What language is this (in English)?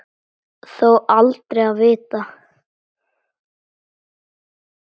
Icelandic